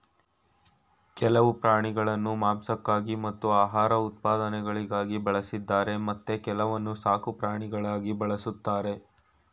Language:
Kannada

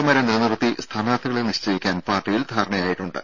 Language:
Malayalam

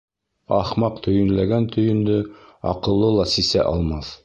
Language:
Bashkir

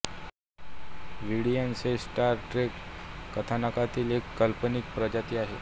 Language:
Marathi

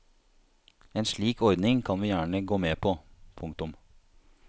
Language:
Norwegian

